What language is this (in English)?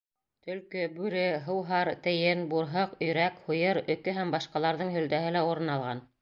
Bashkir